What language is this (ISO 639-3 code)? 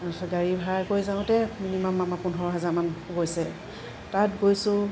asm